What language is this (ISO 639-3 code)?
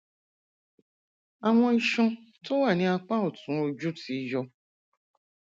yor